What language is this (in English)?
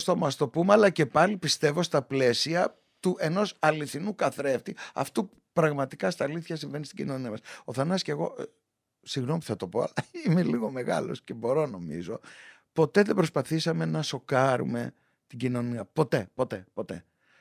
Greek